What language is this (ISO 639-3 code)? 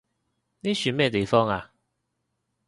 yue